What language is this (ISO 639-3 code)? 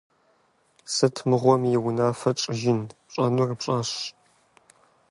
kbd